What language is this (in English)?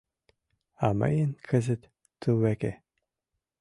Mari